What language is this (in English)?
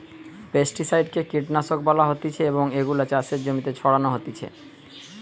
Bangla